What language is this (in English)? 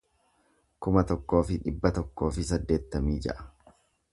Oromo